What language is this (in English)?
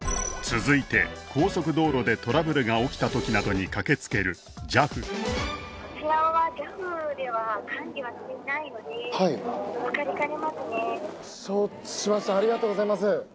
Japanese